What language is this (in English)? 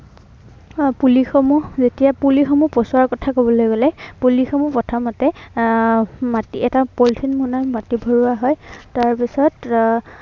Assamese